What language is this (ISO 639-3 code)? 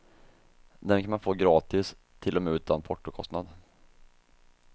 swe